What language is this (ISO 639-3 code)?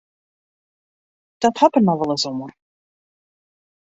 fry